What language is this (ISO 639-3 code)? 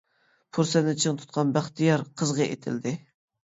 uig